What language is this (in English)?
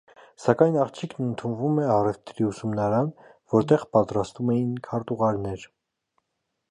Armenian